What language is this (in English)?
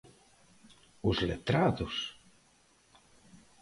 Galician